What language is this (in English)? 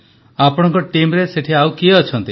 Odia